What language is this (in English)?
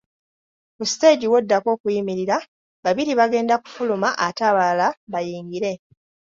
Ganda